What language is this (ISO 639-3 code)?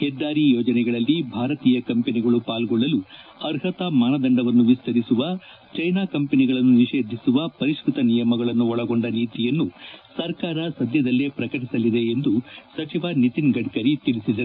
kan